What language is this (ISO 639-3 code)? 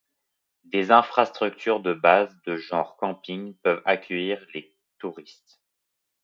fra